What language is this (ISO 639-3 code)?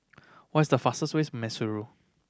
eng